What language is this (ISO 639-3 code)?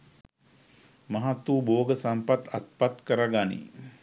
sin